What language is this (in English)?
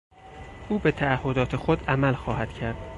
Persian